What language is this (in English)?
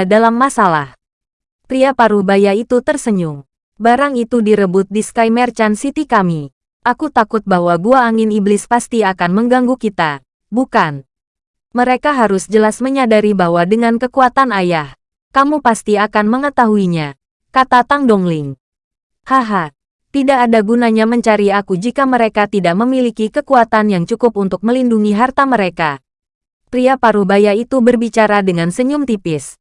Indonesian